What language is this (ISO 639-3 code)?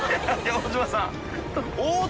jpn